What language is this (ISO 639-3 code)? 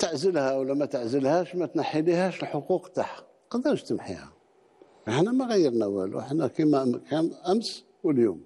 ara